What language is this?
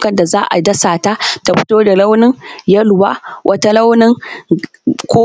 Hausa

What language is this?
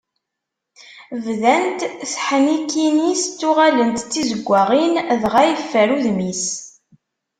Kabyle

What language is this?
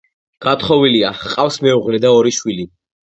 Georgian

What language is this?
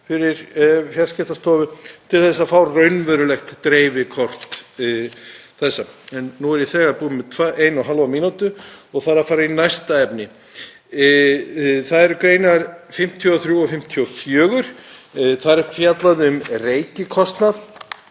Icelandic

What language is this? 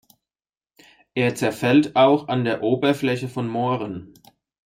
German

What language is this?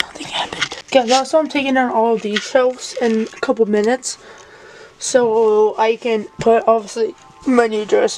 English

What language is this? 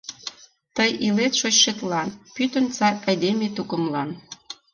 Mari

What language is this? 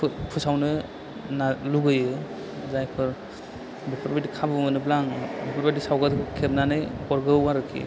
Bodo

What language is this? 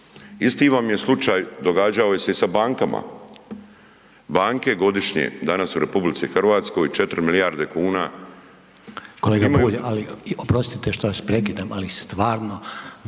Croatian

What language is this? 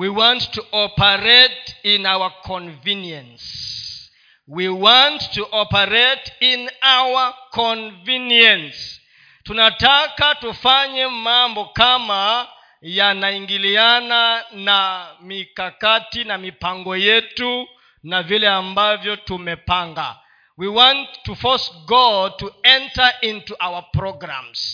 Swahili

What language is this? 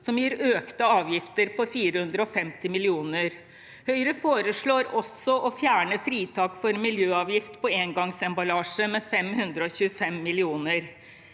Norwegian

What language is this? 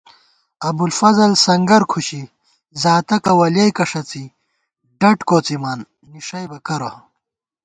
Gawar-Bati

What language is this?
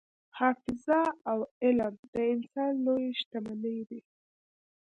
Pashto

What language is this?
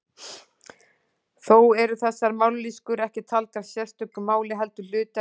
Icelandic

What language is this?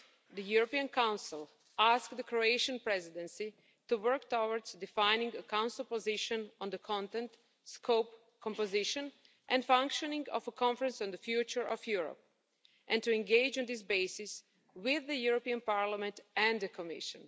English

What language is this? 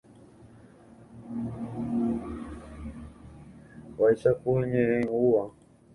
Guarani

